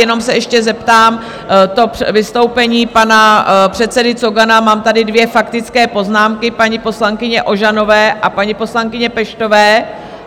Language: Czech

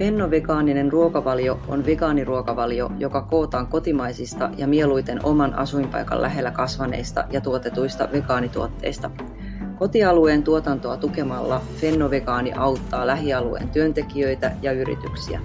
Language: Finnish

